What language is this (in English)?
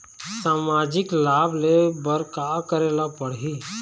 Chhattisgarhi